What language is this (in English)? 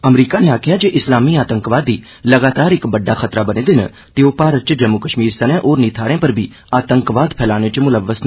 Dogri